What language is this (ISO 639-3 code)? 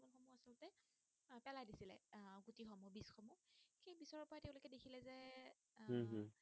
asm